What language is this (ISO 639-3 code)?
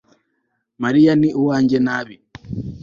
kin